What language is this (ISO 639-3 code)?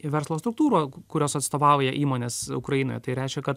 lit